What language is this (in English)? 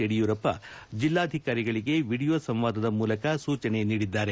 Kannada